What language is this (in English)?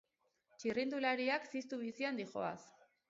Basque